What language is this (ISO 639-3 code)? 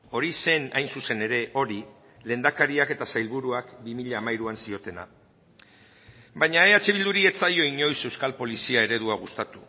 eus